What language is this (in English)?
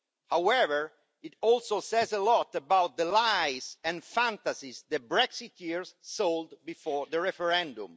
English